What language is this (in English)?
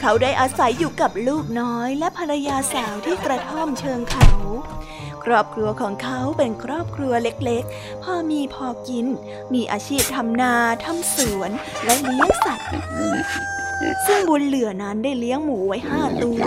Thai